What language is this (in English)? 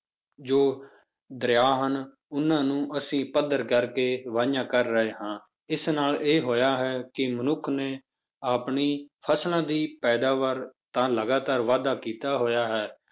Punjabi